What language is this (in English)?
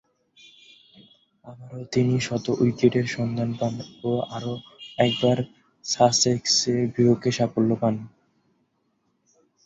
Bangla